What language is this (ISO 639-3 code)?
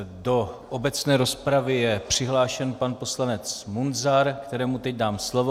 ces